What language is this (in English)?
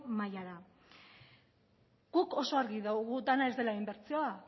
Basque